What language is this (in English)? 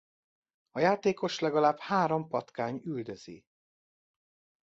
Hungarian